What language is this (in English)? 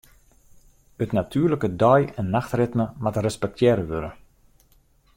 Western Frisian